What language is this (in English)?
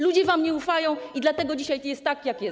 Polish